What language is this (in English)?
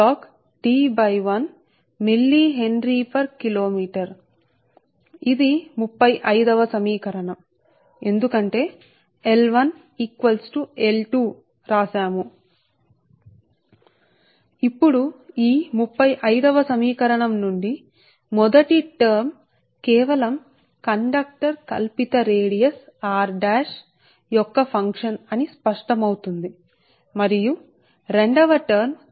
Telugu